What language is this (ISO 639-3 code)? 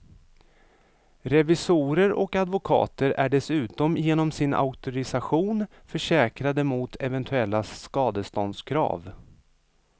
swe